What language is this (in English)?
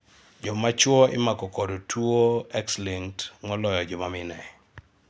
Luo (Kenya and Tanzania)